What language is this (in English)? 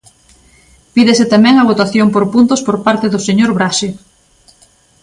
Galician